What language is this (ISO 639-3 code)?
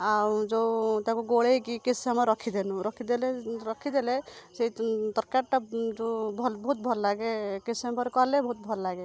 ori